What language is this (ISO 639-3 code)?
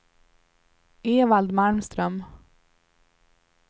swe